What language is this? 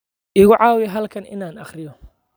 Somali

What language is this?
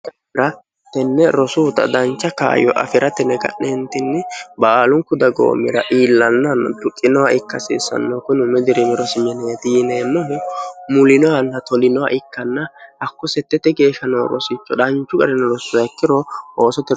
Sidamo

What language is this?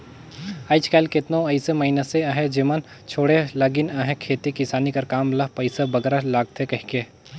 Chhattisgarhi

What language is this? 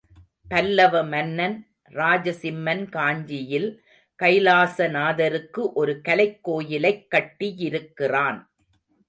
Tamil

